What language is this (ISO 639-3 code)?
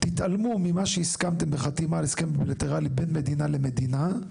heb